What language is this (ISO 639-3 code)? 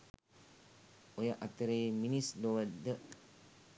sin